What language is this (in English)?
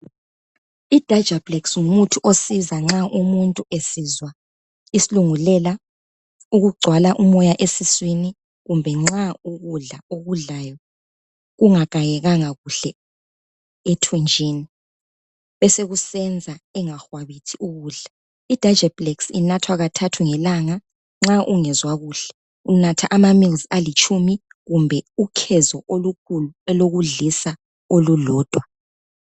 North Ndebele